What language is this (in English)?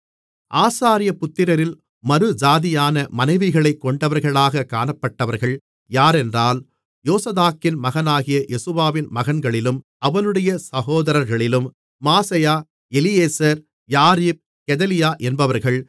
Tamil